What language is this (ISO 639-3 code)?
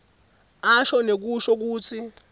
ssw